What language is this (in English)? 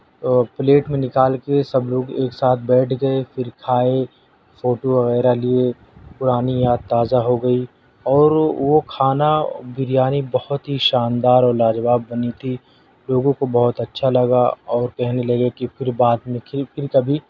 Urdu